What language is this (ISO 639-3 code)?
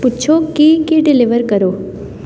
pan